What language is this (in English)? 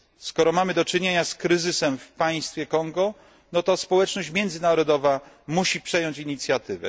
Polish